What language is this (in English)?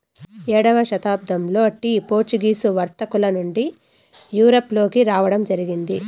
Telugu